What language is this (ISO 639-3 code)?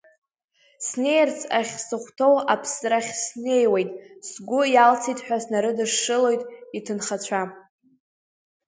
abk